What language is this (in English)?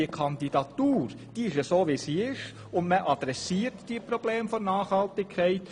Swiss German